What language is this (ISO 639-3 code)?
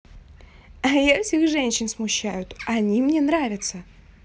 rus